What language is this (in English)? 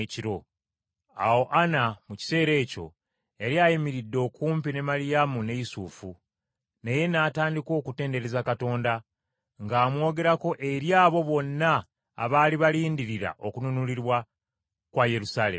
Ganda